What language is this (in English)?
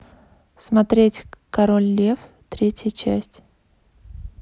Russian